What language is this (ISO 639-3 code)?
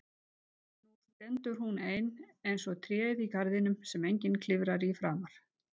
isl